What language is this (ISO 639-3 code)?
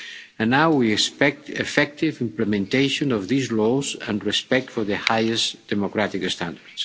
eng